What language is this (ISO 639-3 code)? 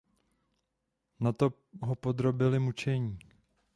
ces